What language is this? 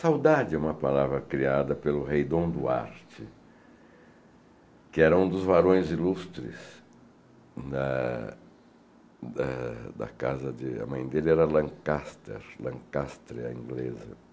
Portuguese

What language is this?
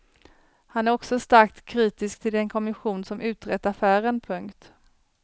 Swedish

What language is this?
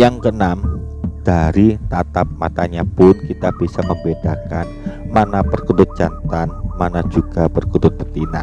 Indonesian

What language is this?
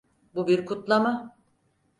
Turkish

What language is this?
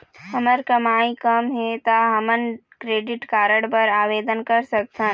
Chhattisgarhi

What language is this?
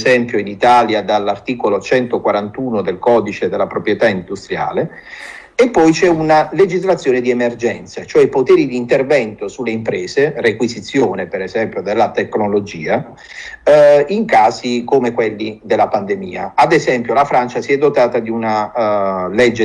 Italian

